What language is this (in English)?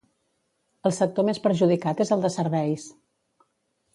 Catalan